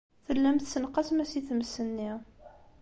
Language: Kabyle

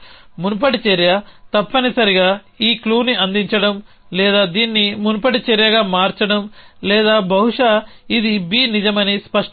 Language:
Telugu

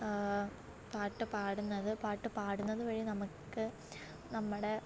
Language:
Malayalam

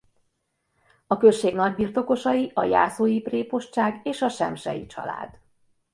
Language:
Hungarian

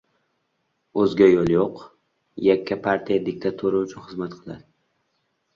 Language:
Uzbek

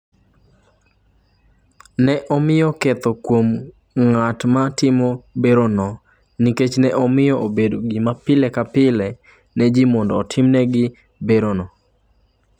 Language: Luo (Kenya and Tanzania)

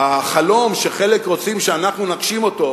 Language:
Hebrew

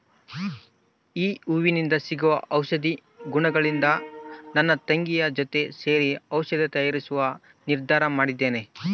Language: Kannada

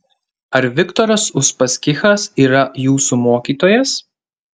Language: Lithuanian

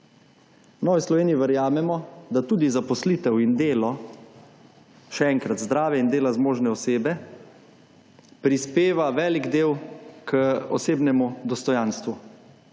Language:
Slovenian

